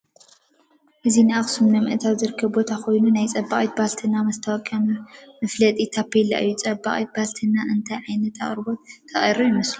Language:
Tigrinya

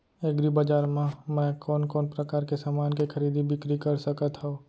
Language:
Chhattisgarhi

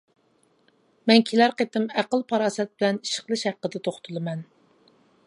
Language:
Uyghur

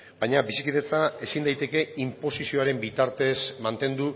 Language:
Basque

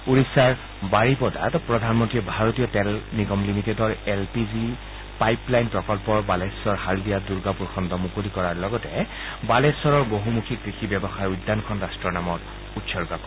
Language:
Assamese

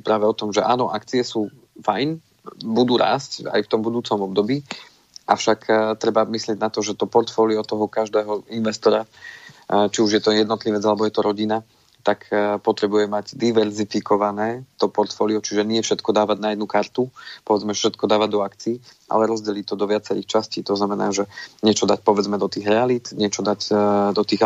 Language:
Slovak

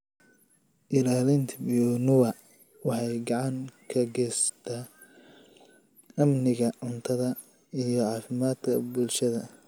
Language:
Somali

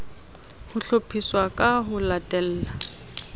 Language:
Southern Sotho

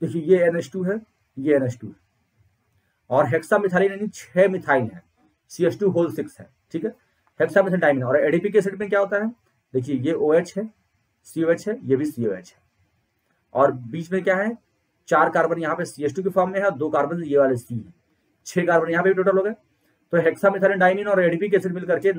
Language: Hindi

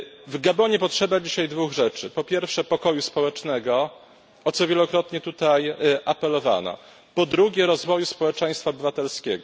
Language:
Polish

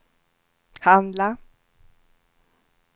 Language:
Swedish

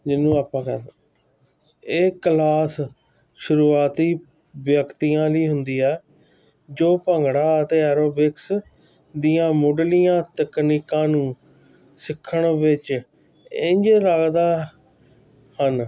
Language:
Punjabi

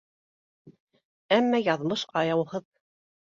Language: Bashkir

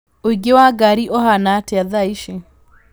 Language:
Kikuyu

